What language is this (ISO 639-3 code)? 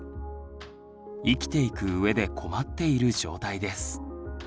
jpn